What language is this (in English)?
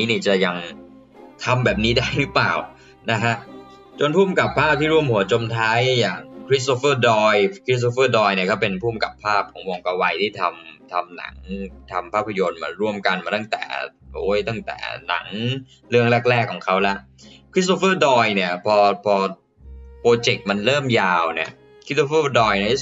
Thai